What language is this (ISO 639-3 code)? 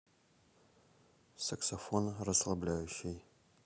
rus